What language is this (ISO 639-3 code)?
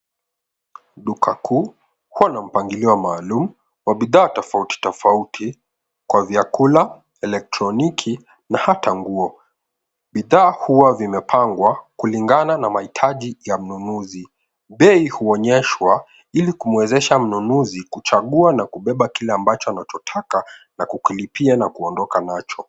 swa